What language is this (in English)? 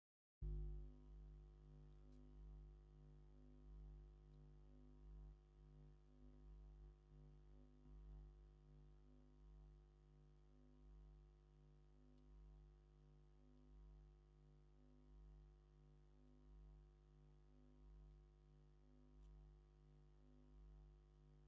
Tigrinya